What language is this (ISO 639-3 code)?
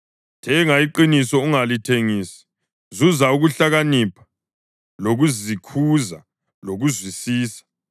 nde